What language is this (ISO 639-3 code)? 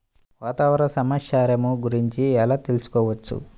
tel